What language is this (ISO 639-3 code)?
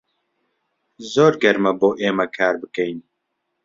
ckb